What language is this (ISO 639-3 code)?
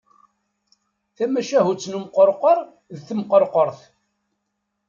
kab